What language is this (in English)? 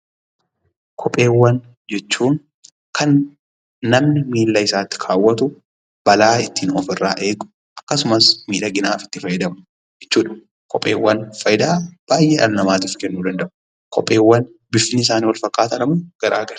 Oromo